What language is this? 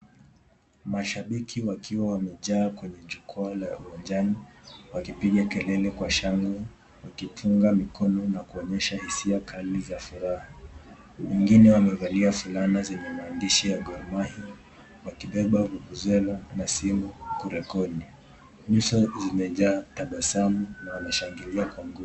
Swahili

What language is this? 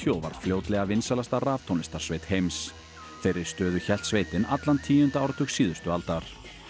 Icelandic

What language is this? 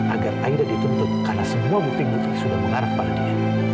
Indonesian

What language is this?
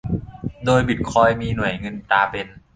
Thai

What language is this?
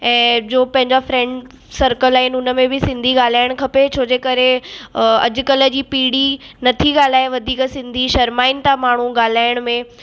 Sindhi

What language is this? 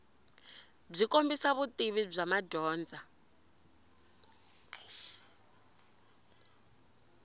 Tsonga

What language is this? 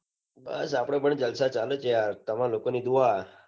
Gujarati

